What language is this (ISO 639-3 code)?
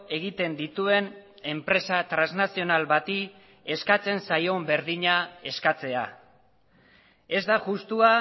eus